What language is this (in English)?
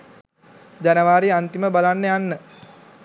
Sinhala